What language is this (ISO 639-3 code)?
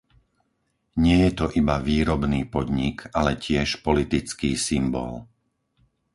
slk